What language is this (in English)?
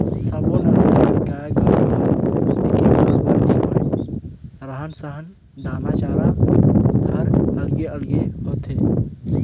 Chhattisgarhi